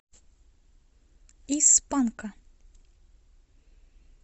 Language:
Russian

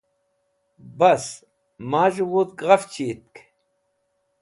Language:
Wakhi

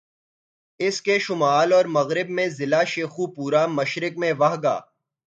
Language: Urdu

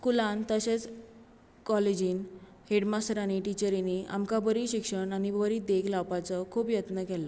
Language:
Konkani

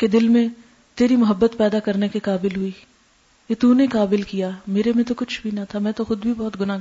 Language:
Urdu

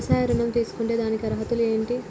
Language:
Telugu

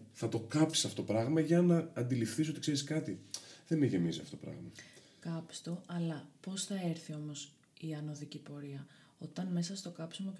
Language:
Greek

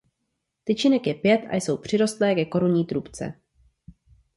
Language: Czech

